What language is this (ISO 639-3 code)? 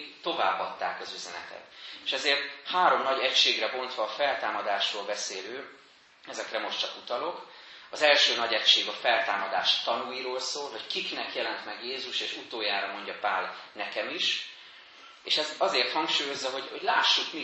hun